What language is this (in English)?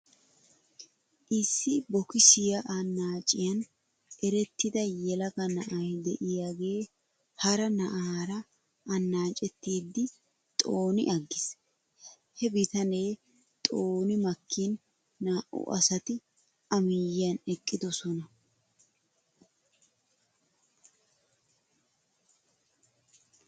Wolaytta